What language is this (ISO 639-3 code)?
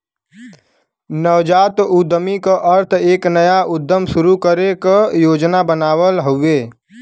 bho